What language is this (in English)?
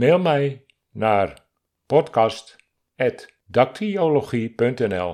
Dutch